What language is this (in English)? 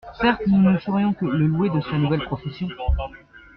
French